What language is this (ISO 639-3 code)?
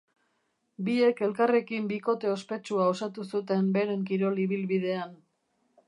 eus